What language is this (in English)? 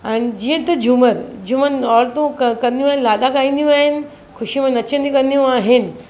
Sindhi